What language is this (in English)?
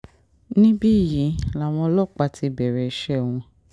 Yoruba